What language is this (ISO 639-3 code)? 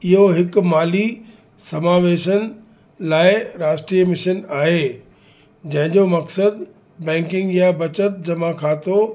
snd